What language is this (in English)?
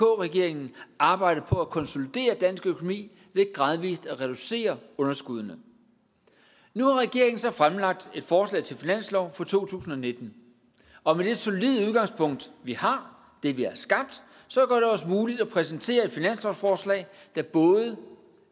Danish